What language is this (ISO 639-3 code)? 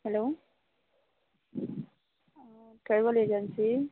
kok